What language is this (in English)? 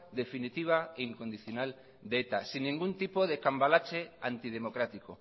Spanish